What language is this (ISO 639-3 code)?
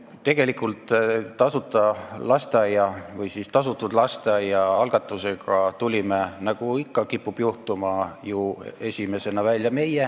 est